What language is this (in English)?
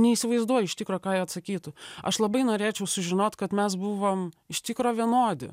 Lithuanian